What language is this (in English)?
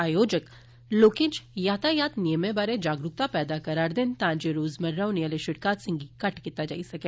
Dogri